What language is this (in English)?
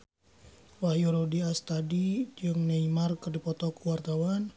Sundanese